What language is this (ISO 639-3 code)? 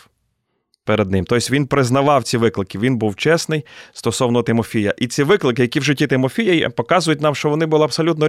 ukr